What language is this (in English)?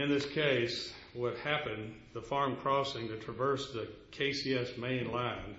English